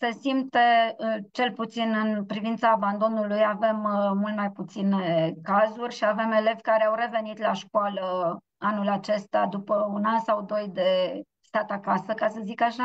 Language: Romanian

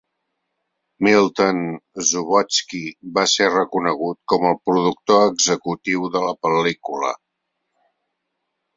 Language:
Catalan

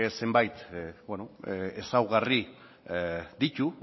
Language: Basque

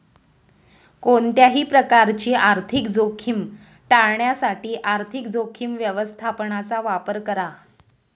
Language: Marathi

